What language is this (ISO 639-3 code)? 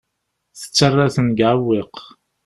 kab